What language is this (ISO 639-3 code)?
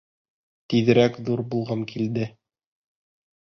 bak